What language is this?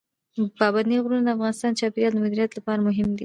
Pashto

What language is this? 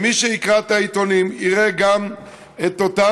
Hebrew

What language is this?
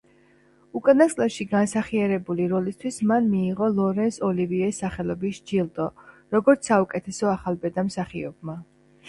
Georgian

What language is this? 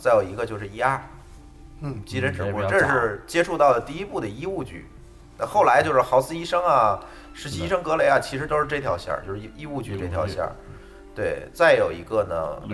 Chinese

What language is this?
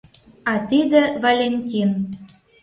Mari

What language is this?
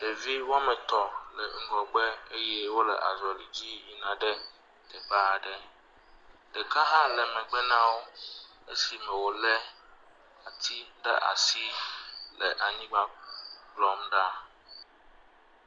Ewe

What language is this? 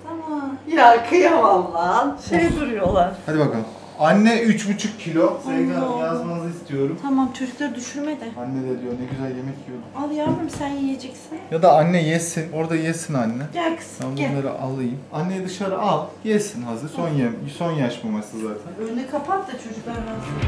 Turkish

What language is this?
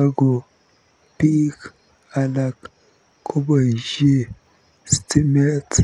Kalenjin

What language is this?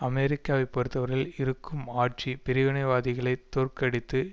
Tamil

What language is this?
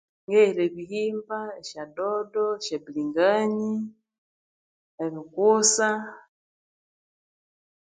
Konzo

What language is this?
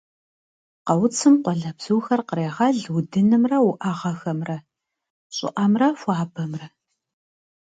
Kabardian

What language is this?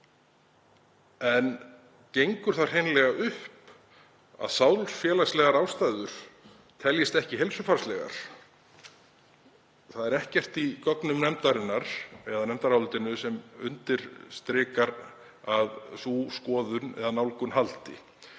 Icelandic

